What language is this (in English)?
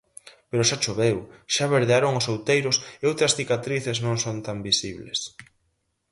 Galician